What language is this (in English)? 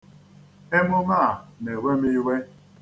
Igbo